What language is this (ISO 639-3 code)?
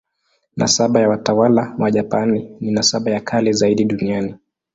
swa